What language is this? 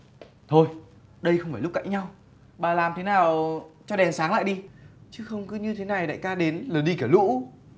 Vietnamese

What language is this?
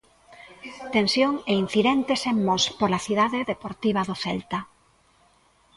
Galician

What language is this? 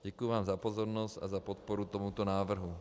Czech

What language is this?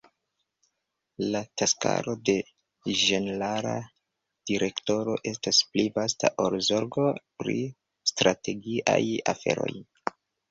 Esperanto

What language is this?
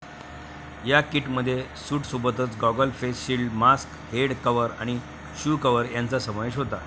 Marathi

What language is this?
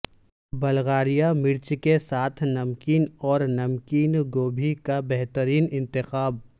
Urdu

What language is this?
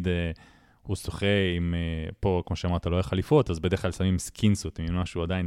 Hebrew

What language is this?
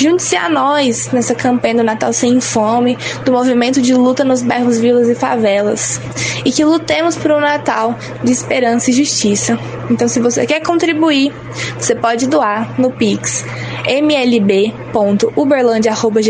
Portuguese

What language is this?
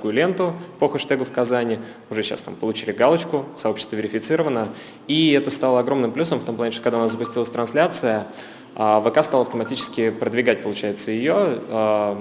Russian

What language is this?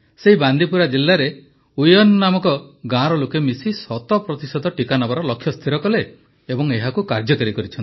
Odia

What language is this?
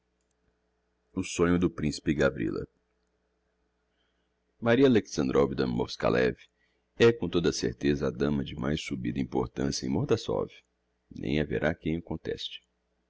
Portuguese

